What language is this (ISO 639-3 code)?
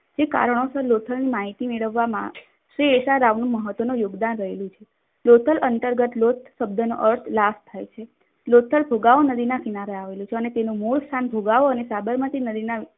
guj